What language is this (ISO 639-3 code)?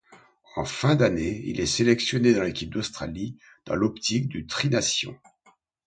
fra